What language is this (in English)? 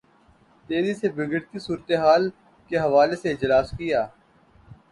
Urdu